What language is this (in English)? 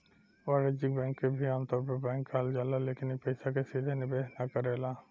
Bhojpuri